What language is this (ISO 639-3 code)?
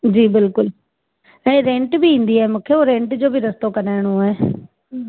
snd